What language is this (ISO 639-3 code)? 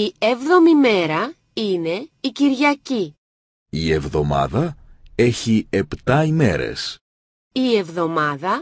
ell